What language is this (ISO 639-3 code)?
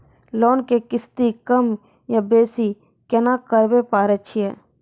mai